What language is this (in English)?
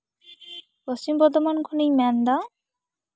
Santali